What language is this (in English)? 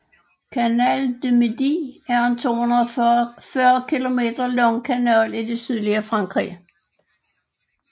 Danish